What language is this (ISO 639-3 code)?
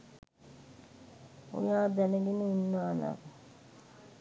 sin